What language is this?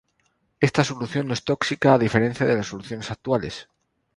Spanish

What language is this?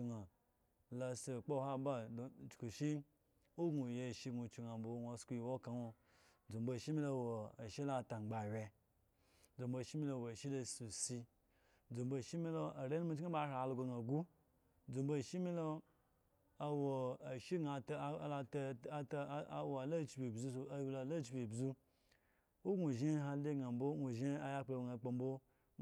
Eggon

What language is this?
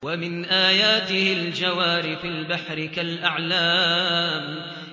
Arabic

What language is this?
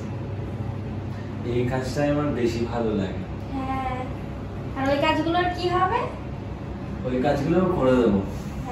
Bangla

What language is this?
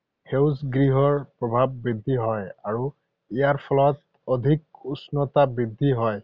Assamese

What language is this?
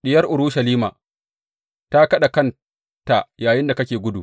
Hausa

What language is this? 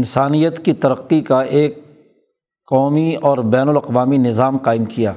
Urdu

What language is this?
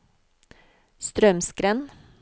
Norwegian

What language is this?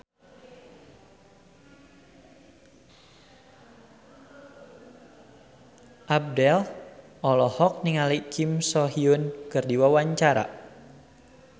Sundanese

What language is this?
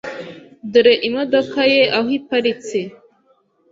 Kinyarwanda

